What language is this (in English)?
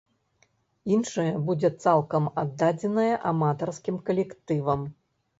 Belarusian